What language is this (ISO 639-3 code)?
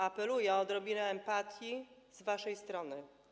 pol